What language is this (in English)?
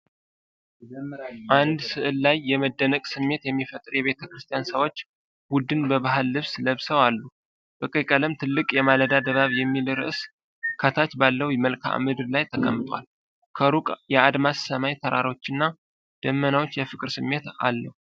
Amharic